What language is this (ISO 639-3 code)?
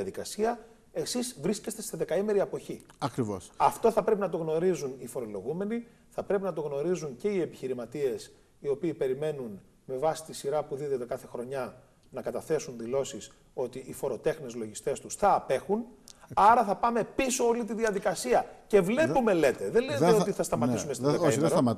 ell